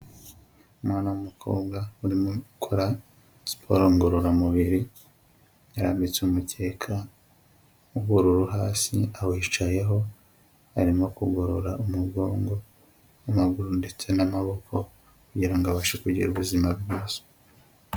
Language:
Kinyarwanda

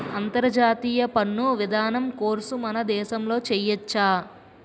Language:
Telugu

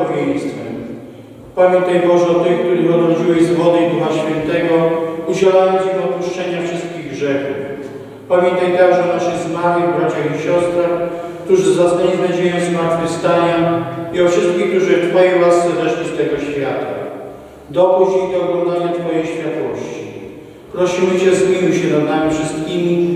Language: Polish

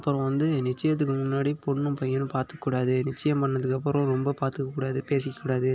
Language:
Tamil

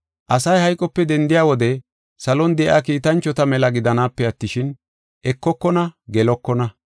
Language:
Gofa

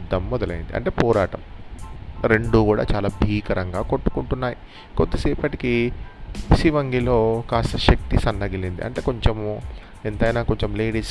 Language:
Telugu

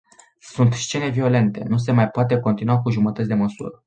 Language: Romanian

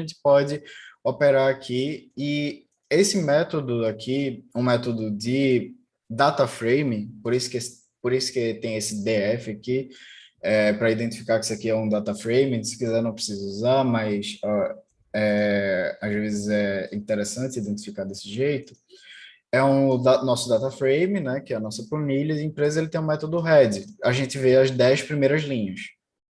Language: Portuguese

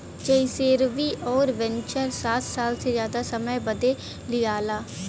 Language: Bhojpuri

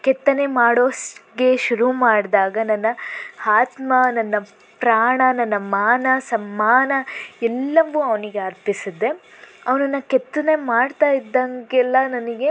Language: Kannada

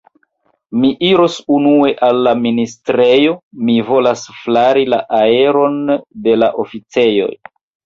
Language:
Esperanto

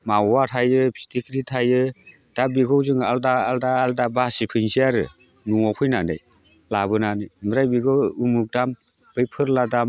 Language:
Bodo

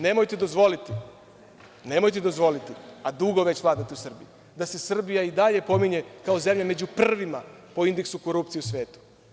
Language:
Serbian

